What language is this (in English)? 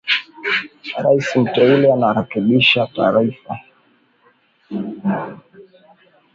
Swahili